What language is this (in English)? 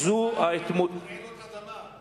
Hebrew